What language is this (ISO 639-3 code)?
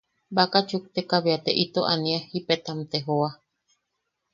yaq